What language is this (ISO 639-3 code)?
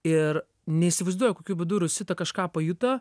lit